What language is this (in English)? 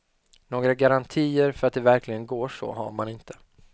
Swedish